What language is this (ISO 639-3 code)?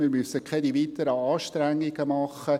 gsw